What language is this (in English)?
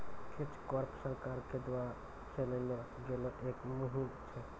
Maithili